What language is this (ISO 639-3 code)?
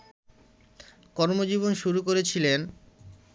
ben